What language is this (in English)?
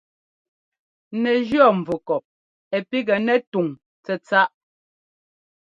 Ngomba